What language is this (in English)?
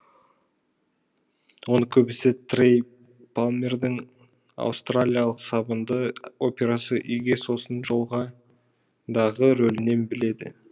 Kazakh